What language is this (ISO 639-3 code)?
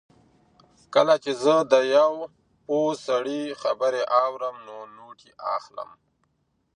pus